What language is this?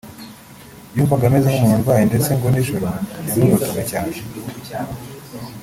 Kinyarwanda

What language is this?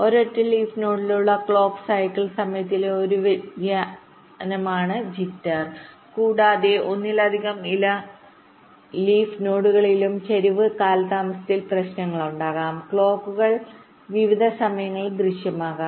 Malayalam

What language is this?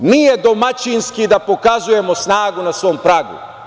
Serbian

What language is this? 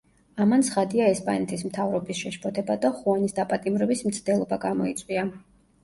Georgian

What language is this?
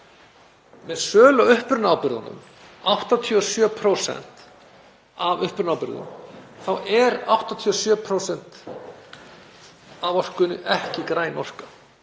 Icelandic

